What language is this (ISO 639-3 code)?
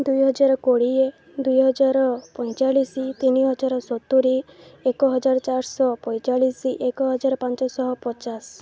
ori